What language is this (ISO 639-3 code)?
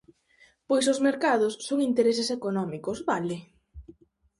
glg